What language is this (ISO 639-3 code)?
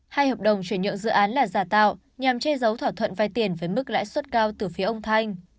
vie